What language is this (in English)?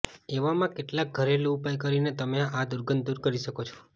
Gujarati